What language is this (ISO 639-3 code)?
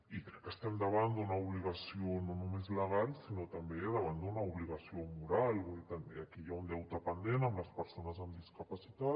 cat